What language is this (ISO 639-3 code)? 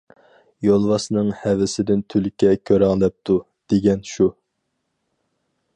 uig